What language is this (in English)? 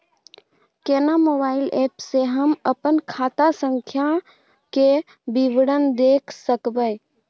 Maithili